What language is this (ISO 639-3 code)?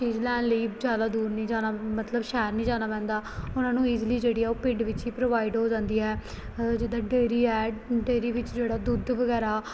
pan